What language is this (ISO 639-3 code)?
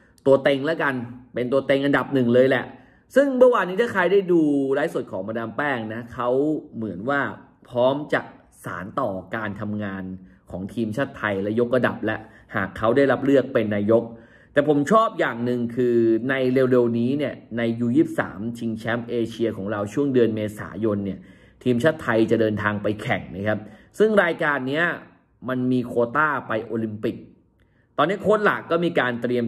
tha